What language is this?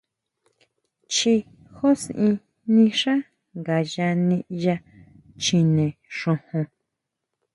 Huautla Mazatec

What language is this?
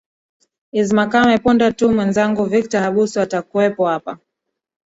Swahili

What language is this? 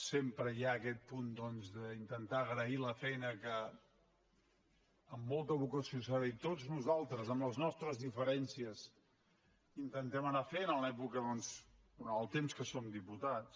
Catalan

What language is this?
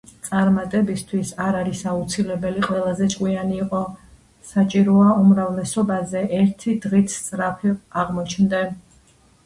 Georgian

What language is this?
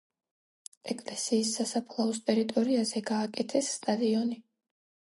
Georgian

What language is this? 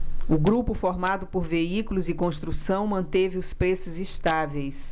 Portuguese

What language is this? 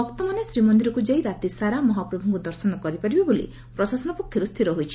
Odia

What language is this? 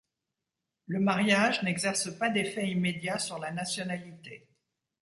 French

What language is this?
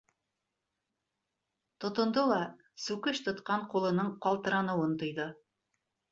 Bashkir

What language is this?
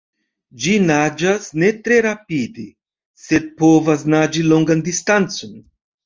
Esperanto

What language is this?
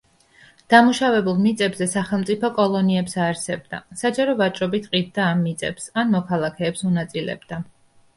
Georgian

